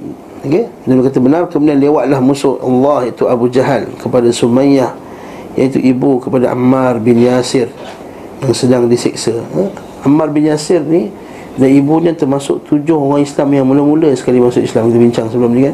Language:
Malay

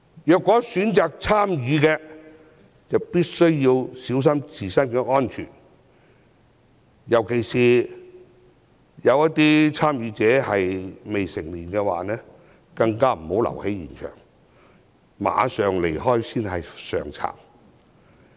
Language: Cantonese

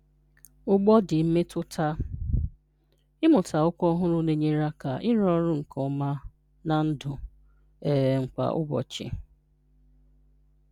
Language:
Igbo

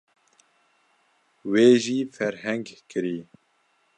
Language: Kurdish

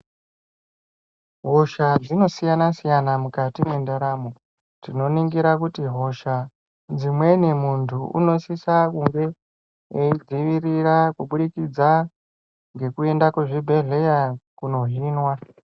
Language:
Ndau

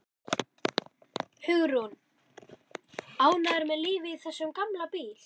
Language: Icelandic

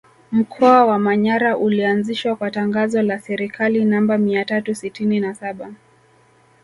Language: Swahili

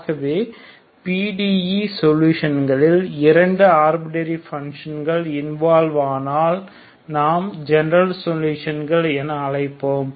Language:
Tamil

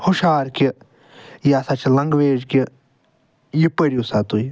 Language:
Kashmiri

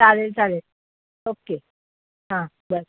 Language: Marathi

